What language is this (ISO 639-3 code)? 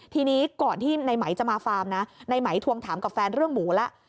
tha